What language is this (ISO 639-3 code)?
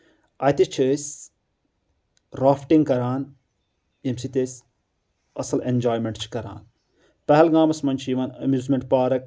kas